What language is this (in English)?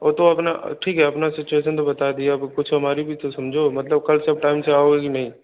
Hindi